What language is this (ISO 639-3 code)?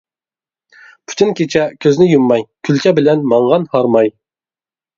uig